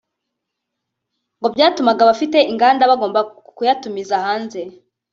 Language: Kinyarwanda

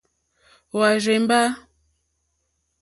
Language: Mokpwe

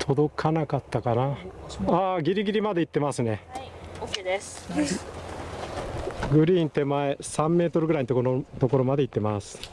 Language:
Japanese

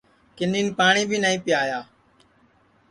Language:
Sansi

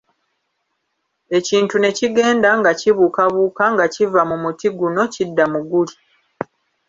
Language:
Ganda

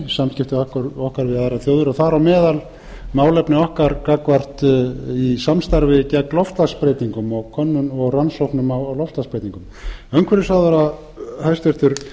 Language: Icelandic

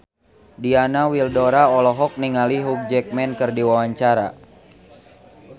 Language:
Sundanese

